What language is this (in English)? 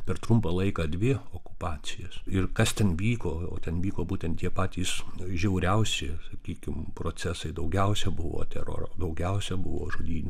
Lithuanian